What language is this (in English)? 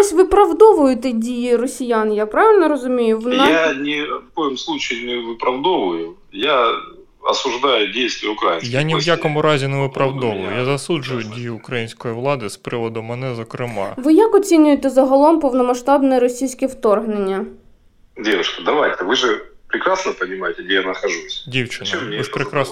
Ukrainian